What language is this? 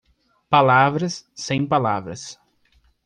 Portuguese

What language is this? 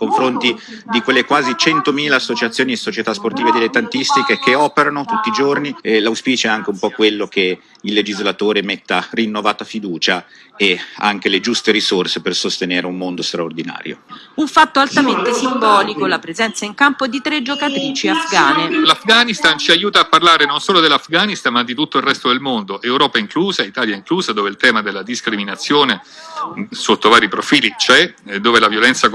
Italian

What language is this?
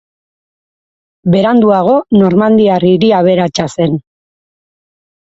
Basque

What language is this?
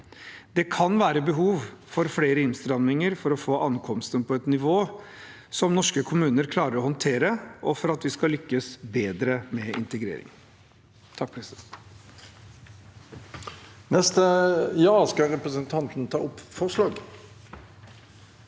Norwegian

